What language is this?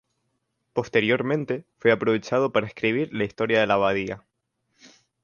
Spanish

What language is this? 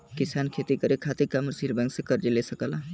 Bhojpuri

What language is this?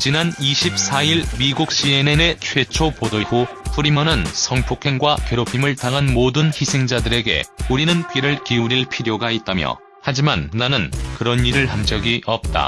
Korean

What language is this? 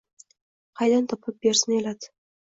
Uzbek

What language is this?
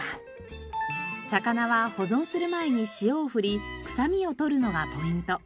Japanese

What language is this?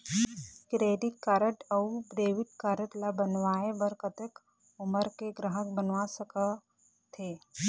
Chhattisgarhi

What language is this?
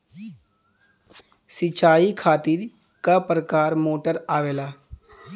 Bhojpuri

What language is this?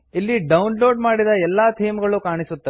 Kannada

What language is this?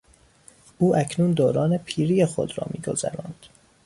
Persian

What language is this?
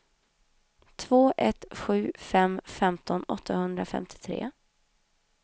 Swedish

